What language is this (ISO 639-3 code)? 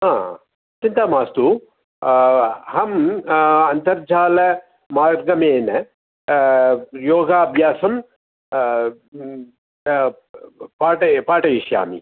san